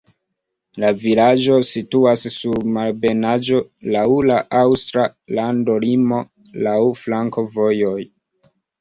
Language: Esperanto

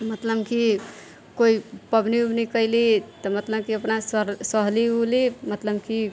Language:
Maithili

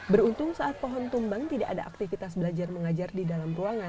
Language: Indonesian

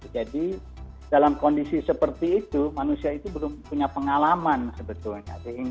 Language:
Indonesian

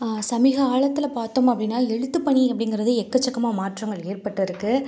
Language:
Tamil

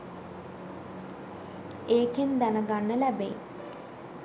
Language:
Sinhala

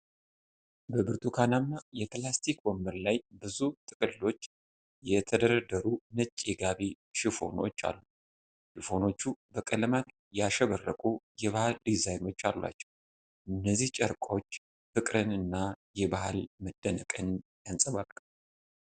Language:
Amharic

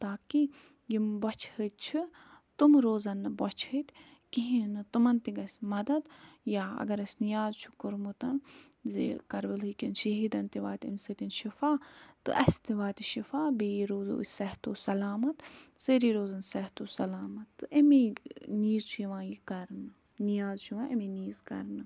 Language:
Kashmiri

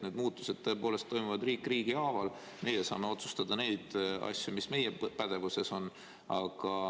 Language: Estonian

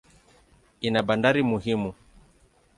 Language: Swahili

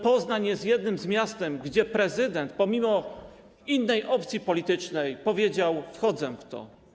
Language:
Polish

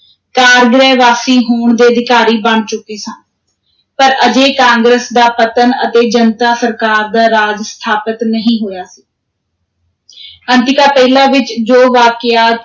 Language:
Punjabi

